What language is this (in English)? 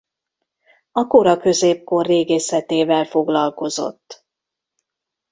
Hungarian